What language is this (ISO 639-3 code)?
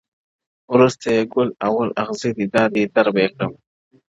pus